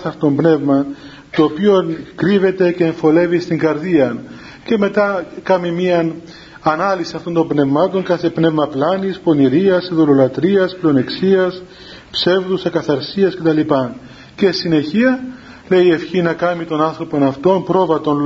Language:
Greek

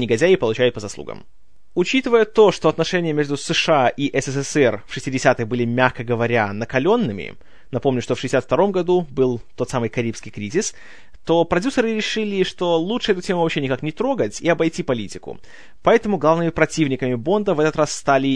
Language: Russian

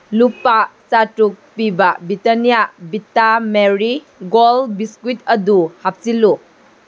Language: Manipuri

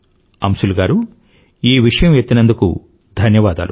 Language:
Telugu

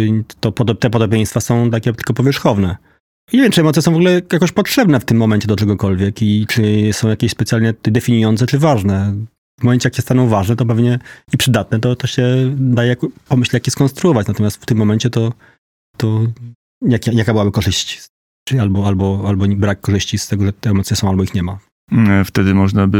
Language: Polish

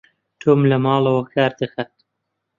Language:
Central Kurdish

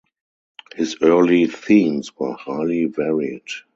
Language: English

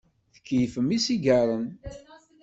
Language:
Kabyle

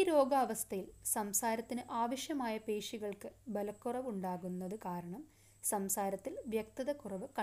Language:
Malayalam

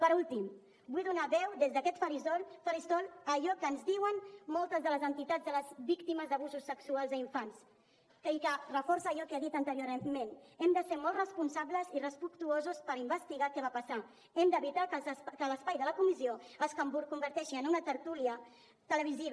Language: Catalan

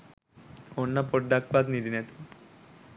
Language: Sinhala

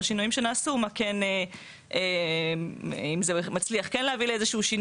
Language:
Hebrew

